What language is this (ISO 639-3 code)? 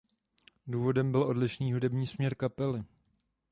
ces